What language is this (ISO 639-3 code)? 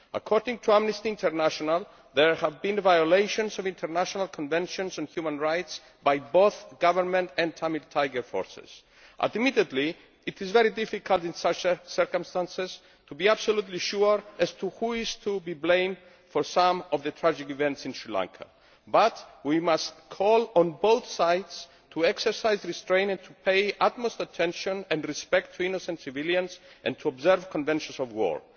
eng